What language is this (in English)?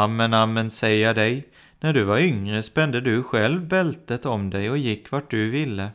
Swedish